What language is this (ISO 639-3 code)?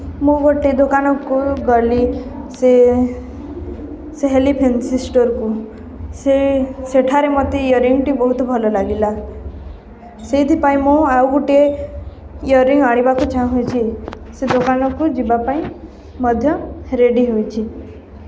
ori